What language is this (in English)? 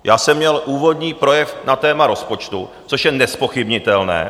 Czech